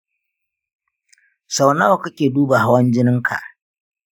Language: Hausa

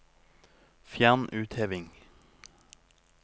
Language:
Norwegian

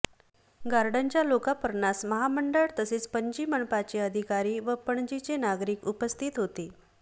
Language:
Marathi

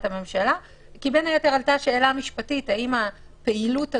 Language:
Hebrew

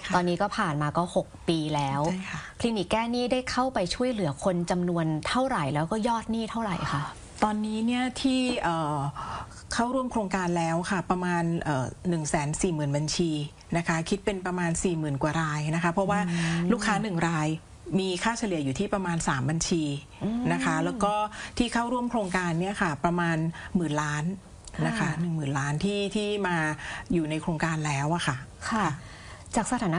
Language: Thai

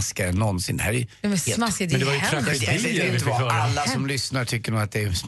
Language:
Swedish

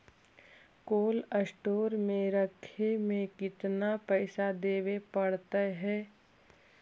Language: Magahi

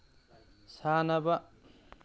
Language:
Manipuri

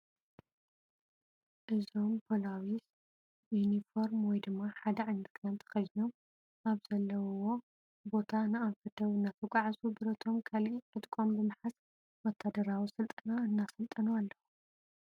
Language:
Tigrinya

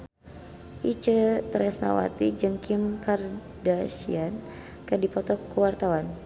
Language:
Sundanese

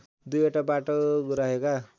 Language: Nepali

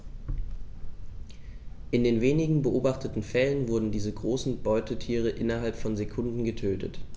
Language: German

